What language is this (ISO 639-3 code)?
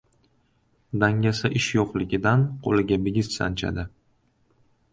uzb